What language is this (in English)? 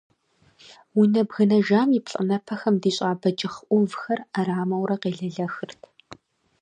Kabardian